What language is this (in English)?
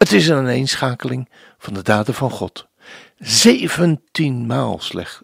Dutch